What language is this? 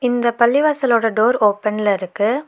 Tamil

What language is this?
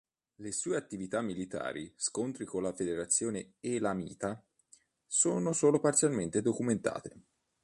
Italian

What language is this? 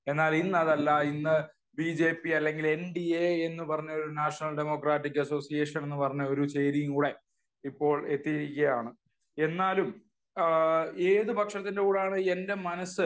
Malayalam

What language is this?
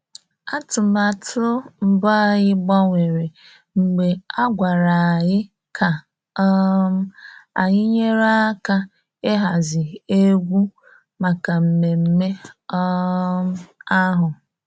Igbo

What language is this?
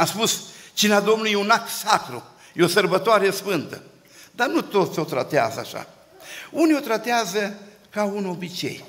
Romanian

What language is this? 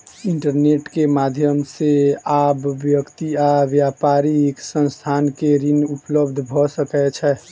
Maithili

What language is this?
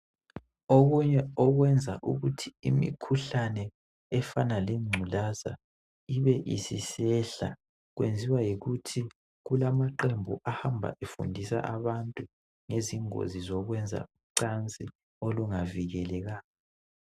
North Ndebele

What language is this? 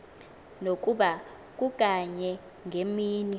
Xhosa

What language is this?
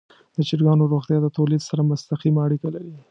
Pashto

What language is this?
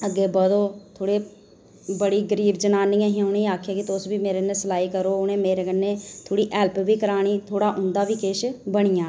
Dogri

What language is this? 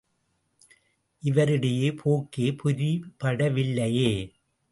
Tamil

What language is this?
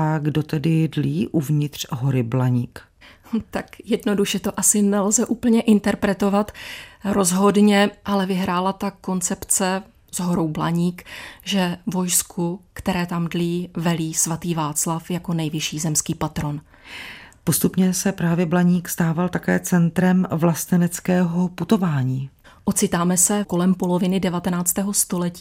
Czech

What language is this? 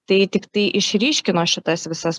Lithuanian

